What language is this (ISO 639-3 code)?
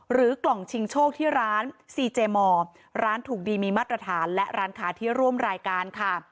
tha